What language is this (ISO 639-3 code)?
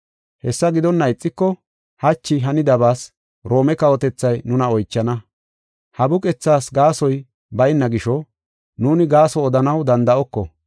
gof